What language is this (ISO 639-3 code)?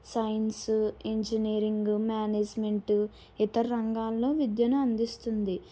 tel